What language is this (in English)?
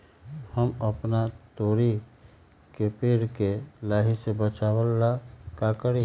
Magahi